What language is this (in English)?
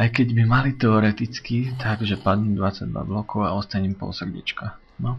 Polish